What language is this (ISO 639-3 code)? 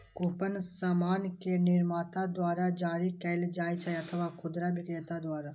mai